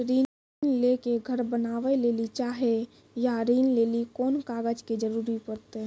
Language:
Maithili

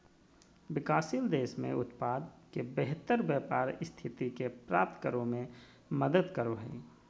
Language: Magahi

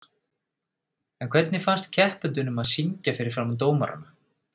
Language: Icelandic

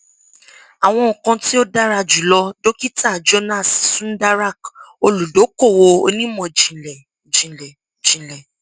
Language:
Yoruba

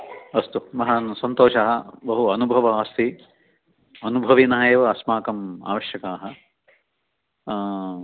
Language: Sanskrit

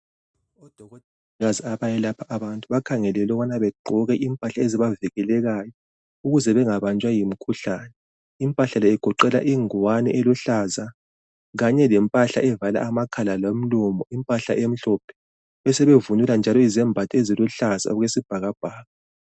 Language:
North Ndebele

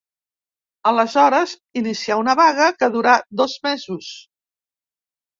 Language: Catalan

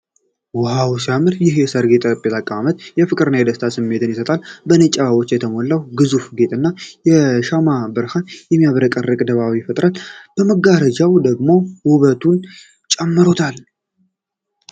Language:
Amharic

